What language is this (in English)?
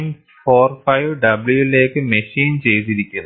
Malayalam